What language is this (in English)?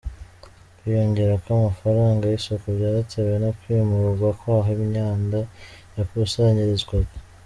Kinyarwanda